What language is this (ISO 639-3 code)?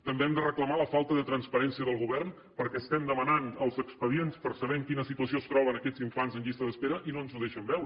cat